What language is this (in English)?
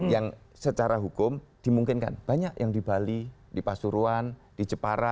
Indonesian